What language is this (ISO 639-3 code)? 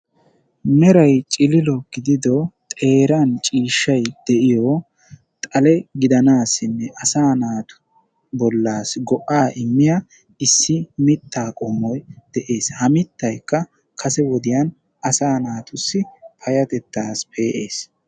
wal